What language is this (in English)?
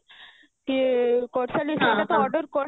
Odia